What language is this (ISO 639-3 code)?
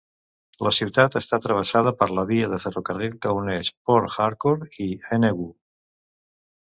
cat